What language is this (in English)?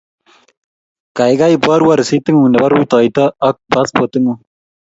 Kalenjin